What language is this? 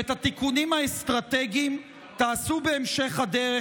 Hebrew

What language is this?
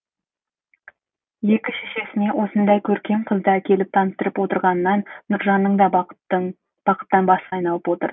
Kazakh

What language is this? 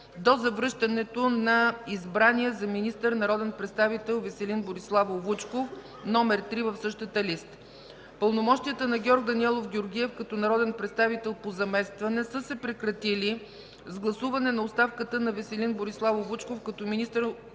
Bulgarian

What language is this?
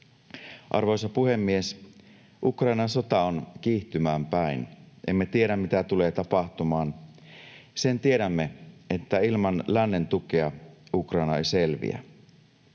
Finnish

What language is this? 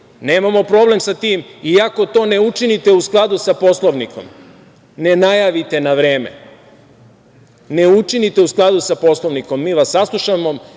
Serbian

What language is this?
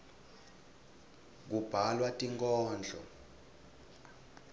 Swati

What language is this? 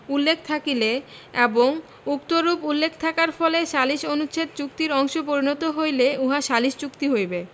Bangla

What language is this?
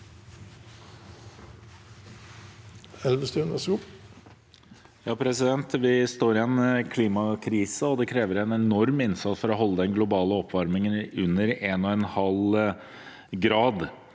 Norwegian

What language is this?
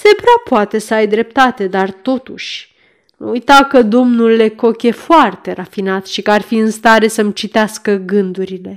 Romanian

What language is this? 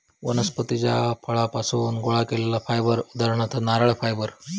Marathi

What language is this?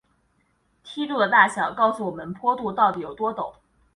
Chinese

